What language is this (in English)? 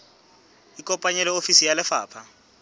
Southern Sotho